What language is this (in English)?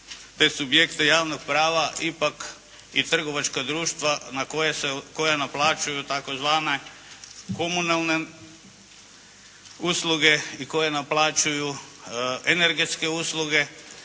Croatian